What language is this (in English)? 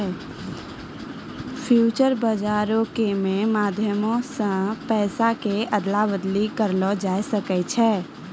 Maithili